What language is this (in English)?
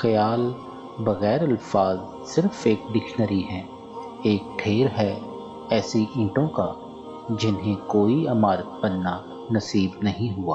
Urdu